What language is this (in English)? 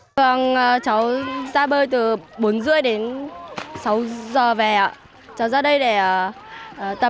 Vietnamese